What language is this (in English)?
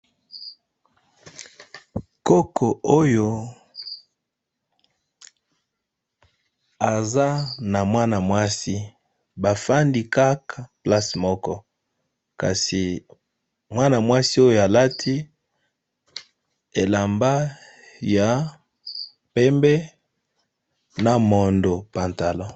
Lingala